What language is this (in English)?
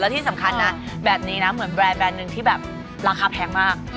Thai